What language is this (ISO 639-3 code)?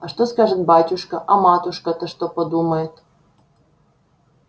rus